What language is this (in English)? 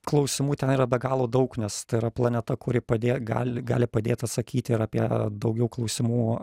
Lithuanian